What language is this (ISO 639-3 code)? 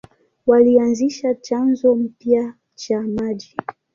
swa